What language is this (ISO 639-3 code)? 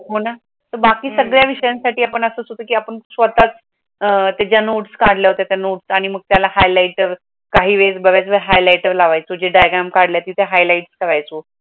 mar